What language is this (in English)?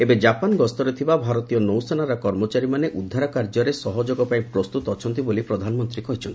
Odia